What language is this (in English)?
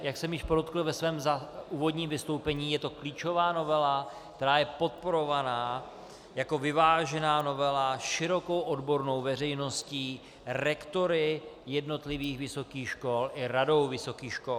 Czech